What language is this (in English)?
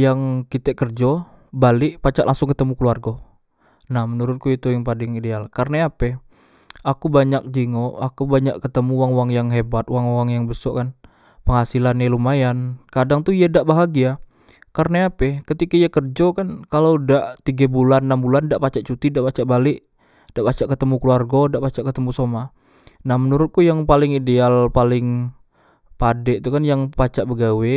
Musi